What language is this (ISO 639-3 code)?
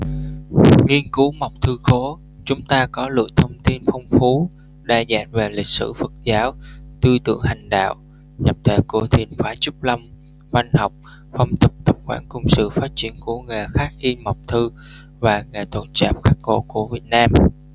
vie